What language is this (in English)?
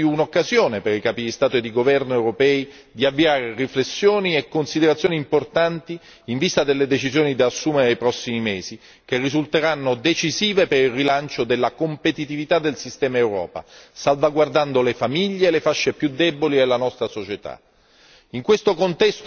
Italian